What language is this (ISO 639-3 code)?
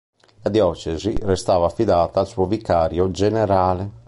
ita